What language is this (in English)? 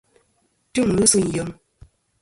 Kom